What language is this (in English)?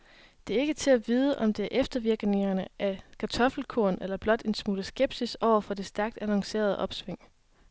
Danish